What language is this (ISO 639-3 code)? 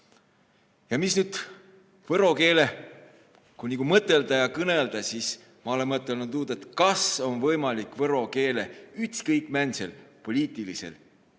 est